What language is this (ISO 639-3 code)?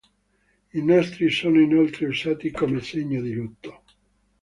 ita